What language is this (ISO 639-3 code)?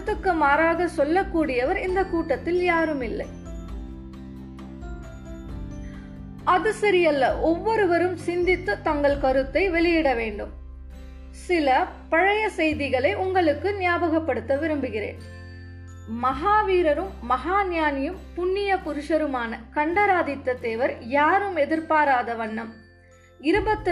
tam